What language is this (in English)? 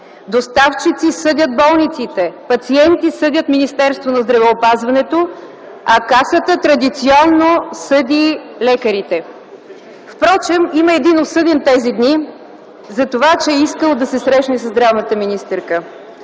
Bulgarian